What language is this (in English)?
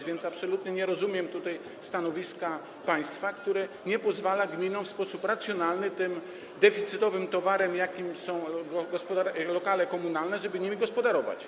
Polish